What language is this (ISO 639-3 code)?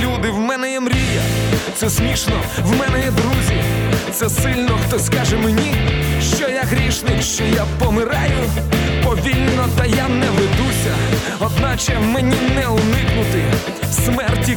ukr